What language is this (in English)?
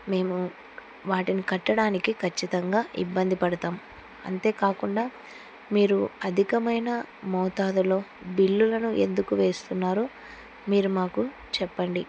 Telugu